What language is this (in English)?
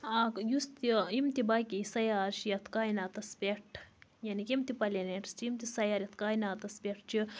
Kashmiri